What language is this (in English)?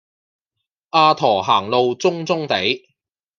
Cantonese